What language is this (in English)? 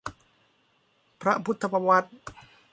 Thai